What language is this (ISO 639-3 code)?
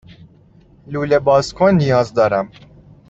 fas